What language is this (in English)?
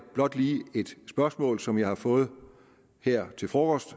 Danish